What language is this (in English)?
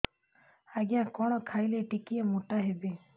Odia